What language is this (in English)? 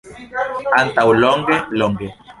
Esperanto